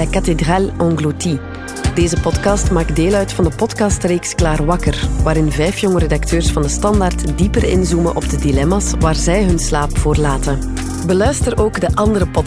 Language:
Dutch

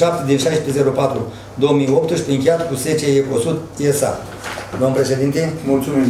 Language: Romanian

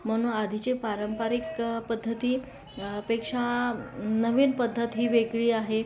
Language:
Marathi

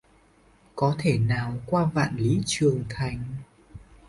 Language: Vietnamese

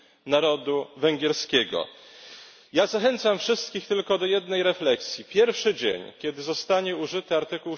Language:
Polish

